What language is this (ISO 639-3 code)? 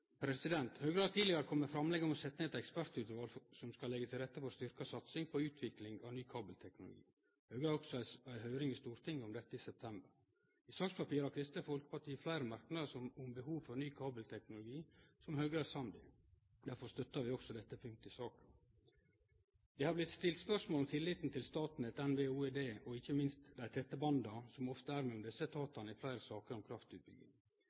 nno